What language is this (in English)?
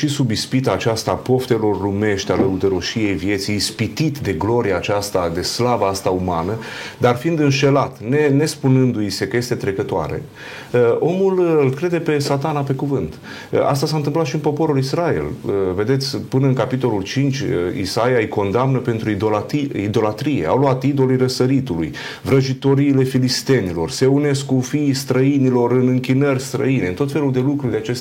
Romanian